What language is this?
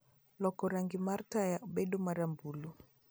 Luo (Kenya and Tanzania)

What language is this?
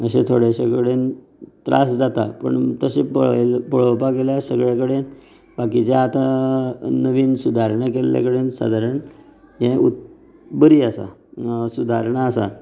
Konkani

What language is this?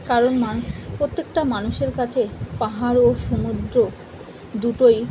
Bangla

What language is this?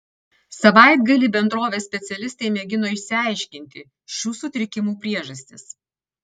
Lithuanian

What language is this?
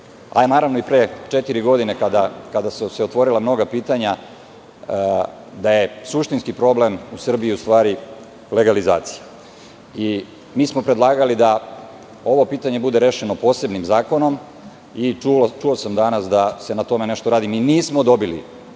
Serbian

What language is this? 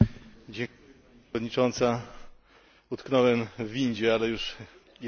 Polish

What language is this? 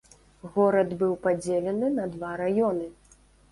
Belarusian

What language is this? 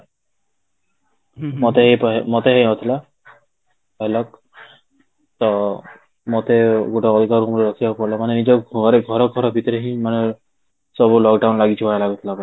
Odia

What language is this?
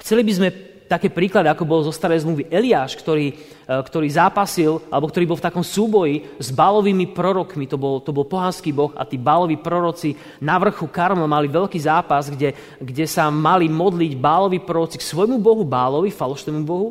Slovak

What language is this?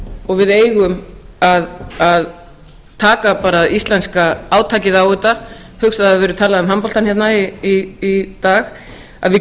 Icelandic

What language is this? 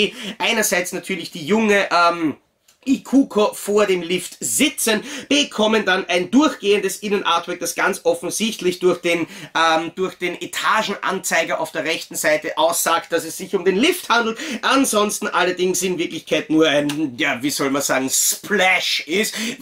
German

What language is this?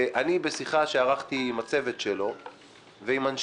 Hebrew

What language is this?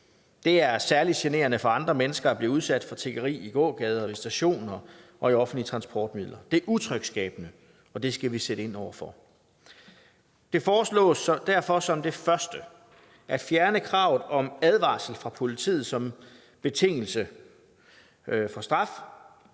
Danish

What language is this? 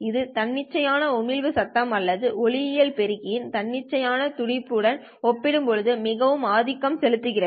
Tamil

